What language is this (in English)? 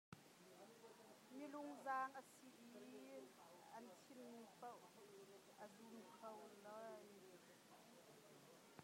Hakha Chin